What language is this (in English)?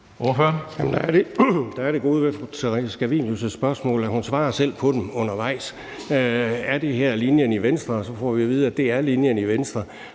Danish